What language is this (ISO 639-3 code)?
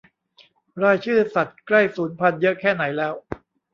tha